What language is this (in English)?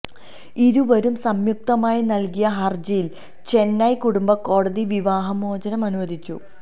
Malayalam